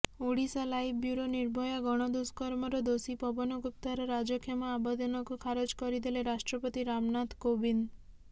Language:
Odia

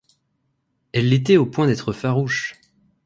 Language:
French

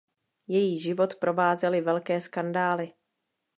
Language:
Czech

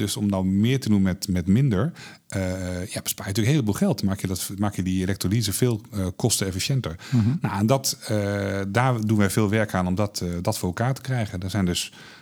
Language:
Dutch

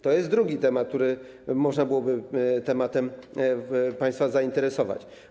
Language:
Polish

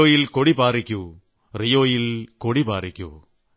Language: Malayalam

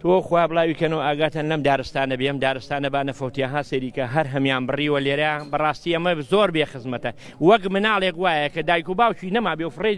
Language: Arabic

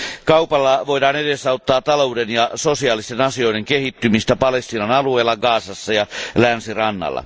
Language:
Finnish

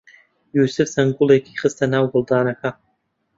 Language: Central Kurdish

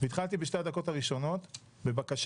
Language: Hebrew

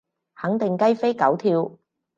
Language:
Cantonese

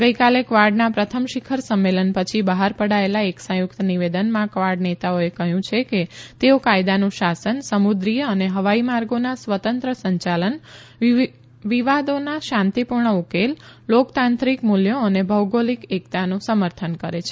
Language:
Gujarati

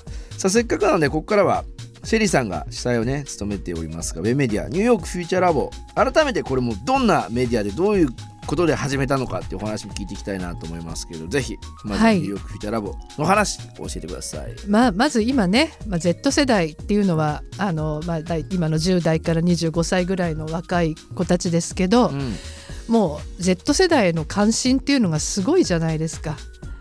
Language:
Japanese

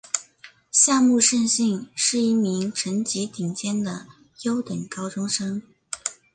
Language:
Chinese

